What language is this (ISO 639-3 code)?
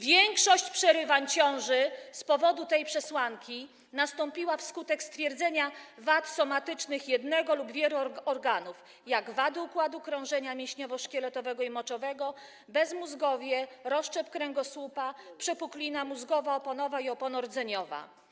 pol